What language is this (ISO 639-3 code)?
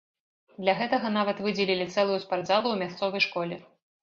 bel